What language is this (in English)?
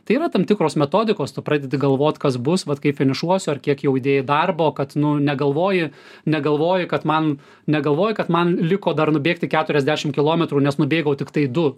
Lithuanian